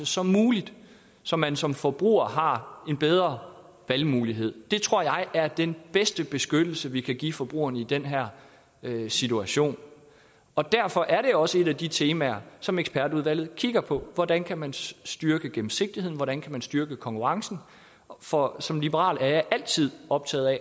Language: Danish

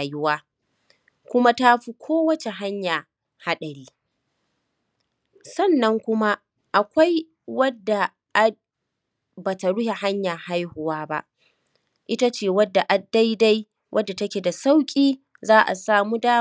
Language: Hausa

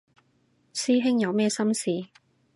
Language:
Cantonese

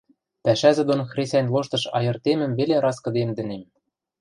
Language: Western Mari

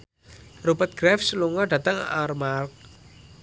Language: Javanese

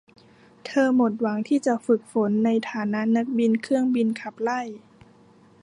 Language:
Thai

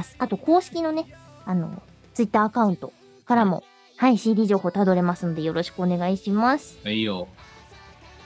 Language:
Japanese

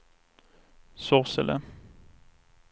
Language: Swedish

